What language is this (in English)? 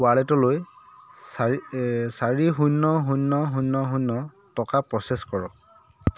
Assamese